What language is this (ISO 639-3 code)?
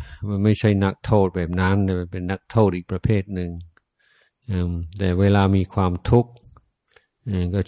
tha